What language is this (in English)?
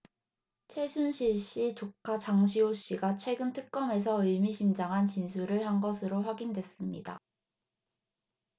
Korean